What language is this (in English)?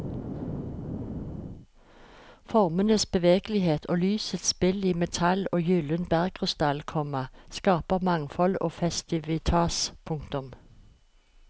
Norwegian